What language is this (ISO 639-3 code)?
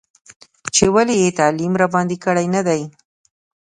pus